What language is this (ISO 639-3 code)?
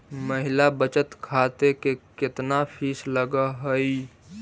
mag